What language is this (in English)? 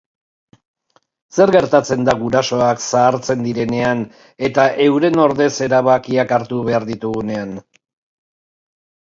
Basque